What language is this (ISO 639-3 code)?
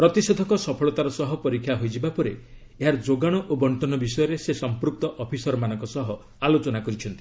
ori